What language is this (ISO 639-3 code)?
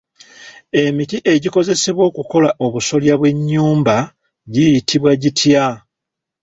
lug